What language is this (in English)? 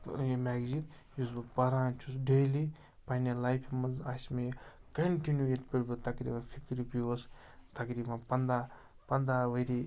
Kashmiri